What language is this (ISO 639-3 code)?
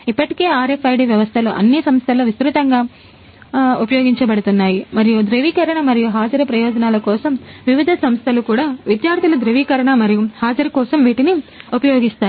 tel